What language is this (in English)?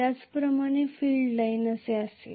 Marathi